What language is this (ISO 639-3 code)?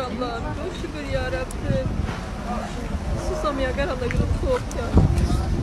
tur